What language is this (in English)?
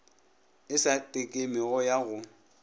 Northern Sotho